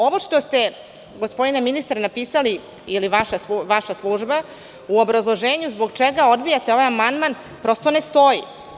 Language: Serbian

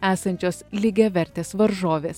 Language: Lithuanian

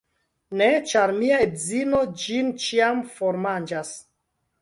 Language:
Esperanto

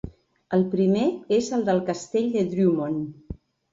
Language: Catalan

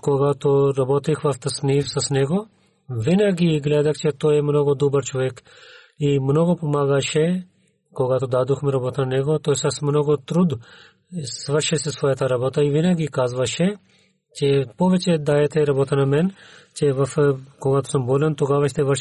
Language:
Bulgarian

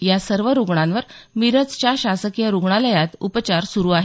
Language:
Marathi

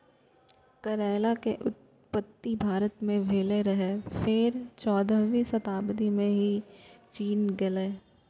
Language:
Maithili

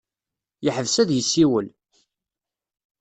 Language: Kabyle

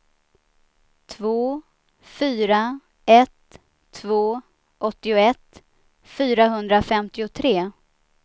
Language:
Swedish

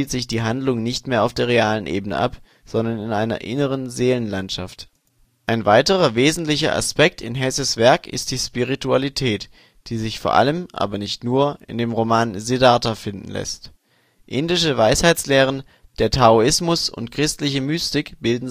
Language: German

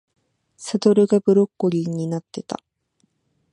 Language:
Japanese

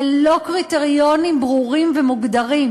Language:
Hebrew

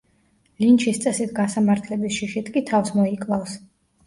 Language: Georgian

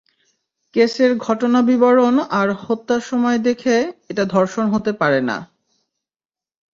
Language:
Bangla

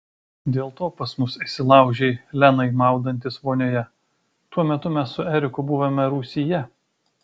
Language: Lithuanian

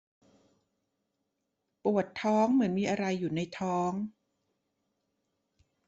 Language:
Thai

